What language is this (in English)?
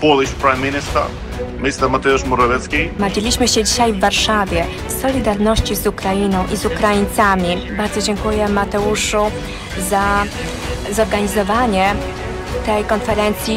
Polish